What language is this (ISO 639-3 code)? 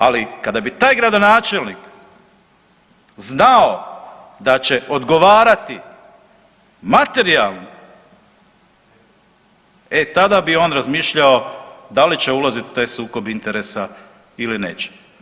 hrv